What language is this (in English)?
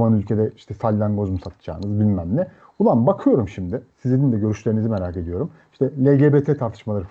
Turkish